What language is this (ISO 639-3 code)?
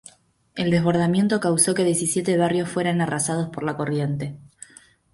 spa